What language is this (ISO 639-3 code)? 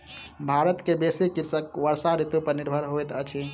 mai